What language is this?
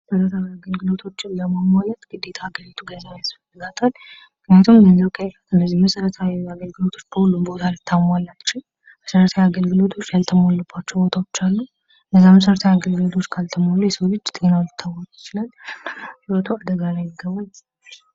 Amharic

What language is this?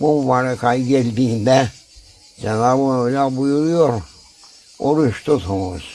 Turkish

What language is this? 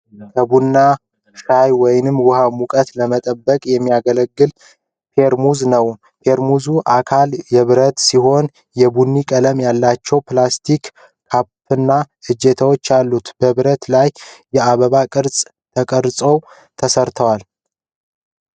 Amharic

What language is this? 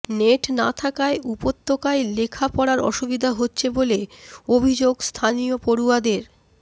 Bangla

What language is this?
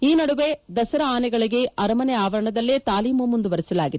Kannada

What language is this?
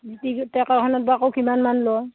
Assamese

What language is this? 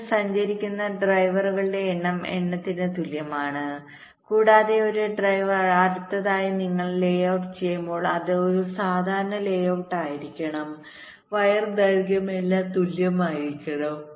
Malayalam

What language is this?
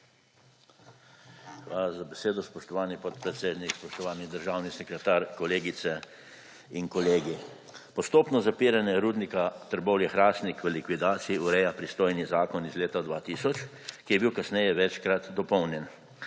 Slovenian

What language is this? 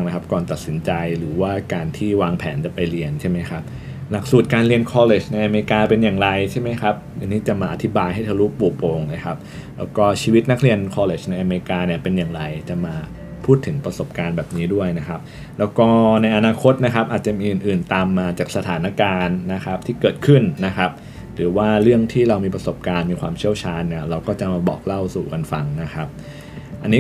Thai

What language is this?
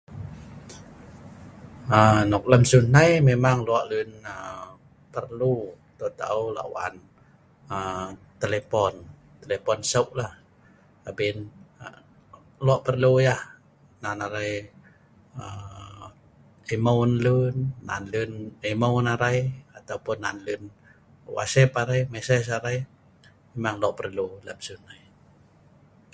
Sa'ban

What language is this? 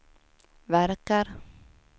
Swedish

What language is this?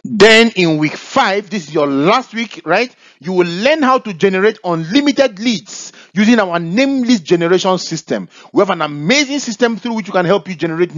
English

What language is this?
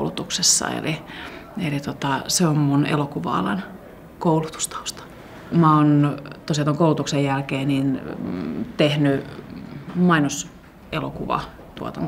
Finnish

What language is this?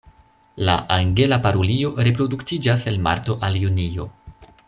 Esperanto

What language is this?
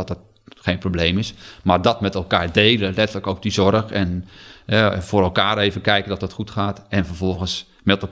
Dutch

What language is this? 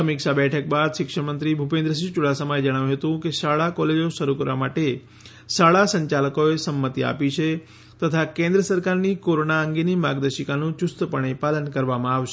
Gujarati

